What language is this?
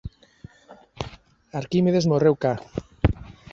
Galician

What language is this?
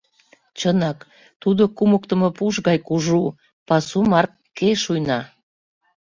Mari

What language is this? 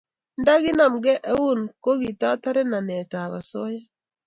Kalenjin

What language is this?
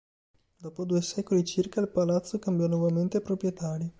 Italian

